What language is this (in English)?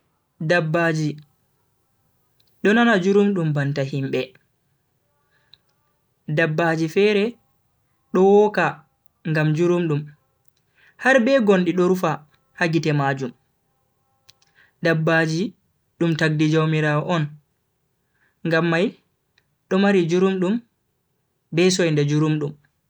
Bagirmi Fulfulde